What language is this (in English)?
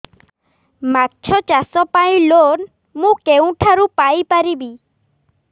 Odia